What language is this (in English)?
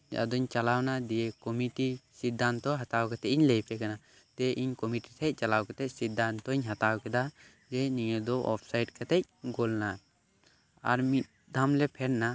Santali